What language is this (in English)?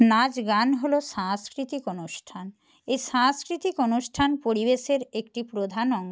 Bangla